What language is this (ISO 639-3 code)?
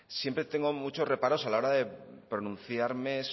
spa